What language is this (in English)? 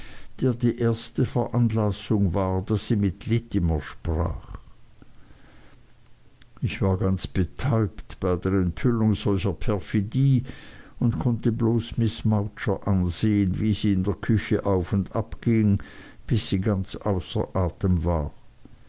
German